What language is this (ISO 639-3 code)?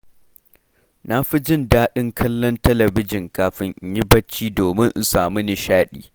hau